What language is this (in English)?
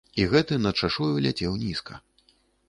Belarusian